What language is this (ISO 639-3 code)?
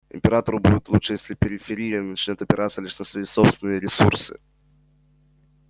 rus